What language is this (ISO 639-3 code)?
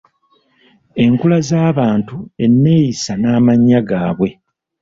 lug